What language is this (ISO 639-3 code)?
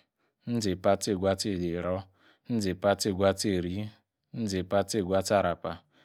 ekr